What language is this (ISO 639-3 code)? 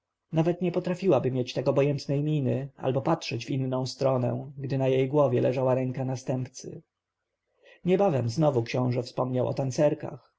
pol